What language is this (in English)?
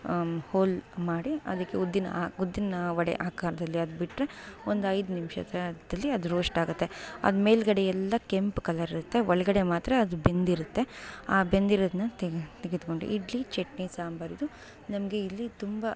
Kannada